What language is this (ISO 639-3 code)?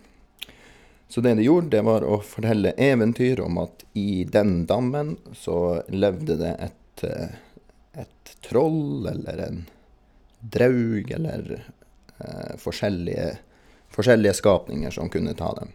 nor